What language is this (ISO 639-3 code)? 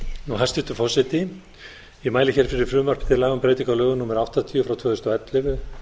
isl